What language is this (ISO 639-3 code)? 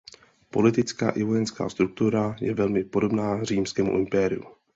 ces